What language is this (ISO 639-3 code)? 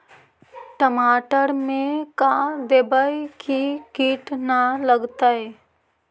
mag